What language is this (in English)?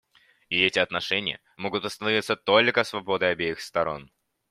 Russian